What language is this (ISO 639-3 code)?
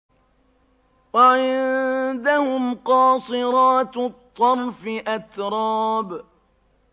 ara